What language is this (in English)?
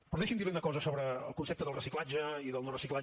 Catalan